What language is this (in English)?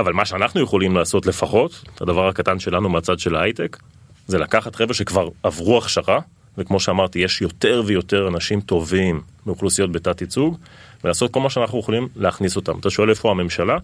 Hebrew